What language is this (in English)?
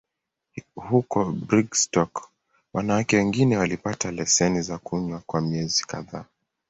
Swahili